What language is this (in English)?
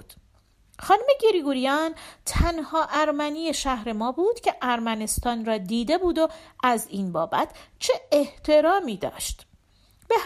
Persian